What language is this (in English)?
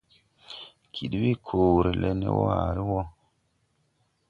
Tupuri